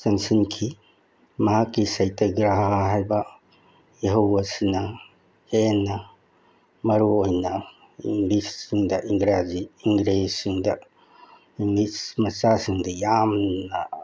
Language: Manipuri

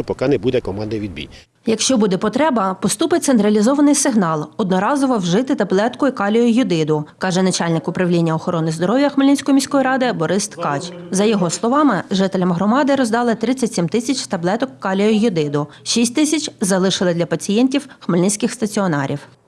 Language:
Ukrainian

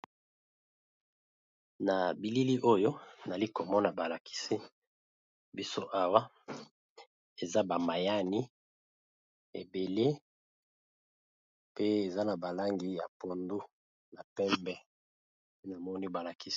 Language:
Lingala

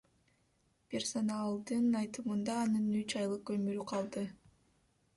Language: Kyrgyz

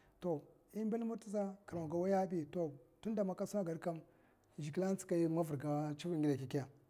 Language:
Mafa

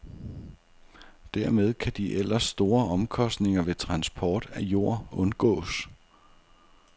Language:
Danish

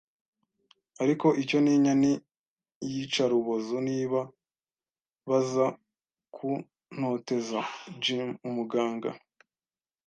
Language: Kinyarwanda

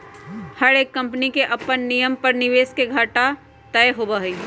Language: Magahi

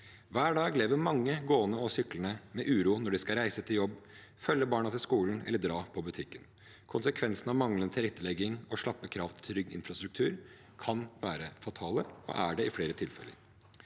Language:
Norwegian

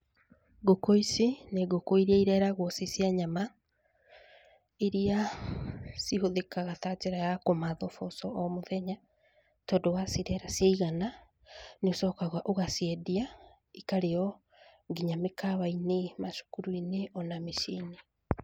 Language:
Kikuyu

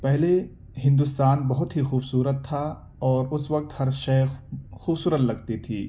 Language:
Urdu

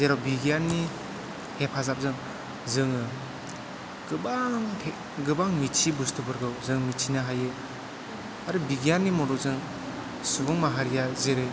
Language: Bodo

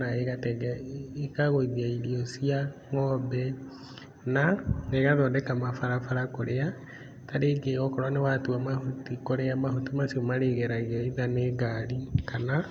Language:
Kikuyu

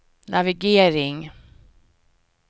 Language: Swedish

